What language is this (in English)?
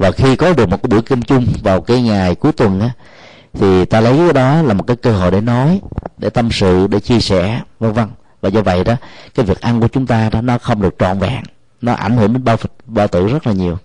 Vietnamese